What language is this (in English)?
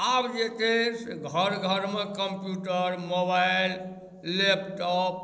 Maithili